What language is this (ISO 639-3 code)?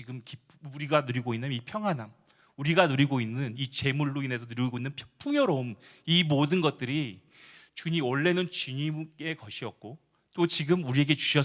kor